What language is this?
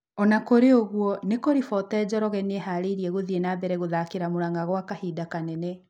Kikuyu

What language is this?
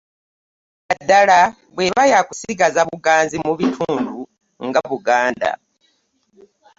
Ganda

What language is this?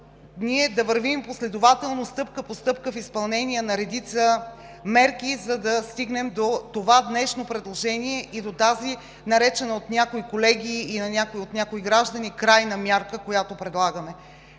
Bulgarian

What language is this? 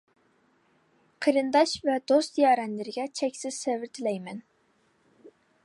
Uyghur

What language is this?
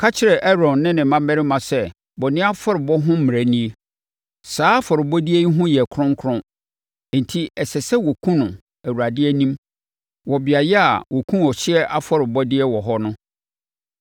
Akan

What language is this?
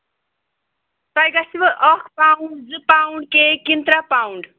Kashmiri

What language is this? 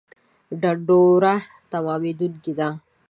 Pashto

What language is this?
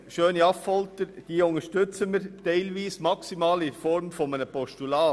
Swiss German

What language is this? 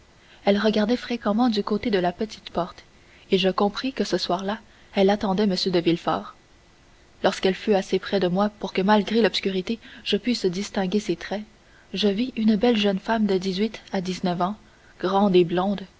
French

